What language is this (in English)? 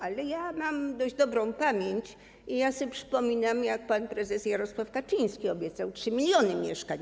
Polish